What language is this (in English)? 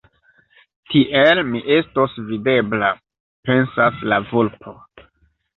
Esperanto